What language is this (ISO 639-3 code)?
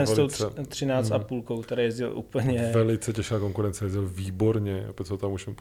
ces